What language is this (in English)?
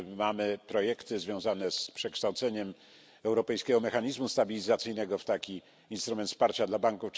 Polish